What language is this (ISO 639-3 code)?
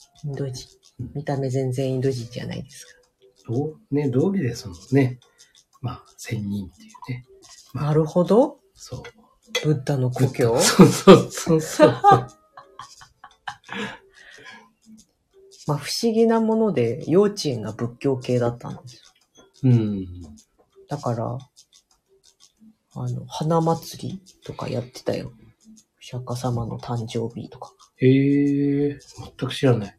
jpn